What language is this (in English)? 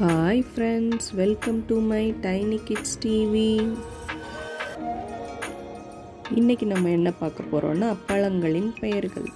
Tamil